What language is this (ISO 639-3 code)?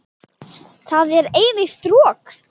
isl